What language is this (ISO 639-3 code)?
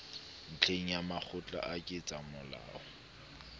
sot